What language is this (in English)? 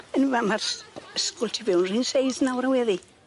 Welsh